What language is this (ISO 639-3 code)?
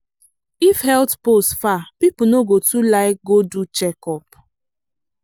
pcm